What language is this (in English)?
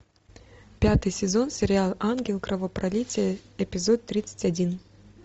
Russian